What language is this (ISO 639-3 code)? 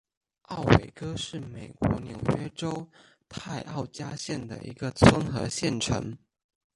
zho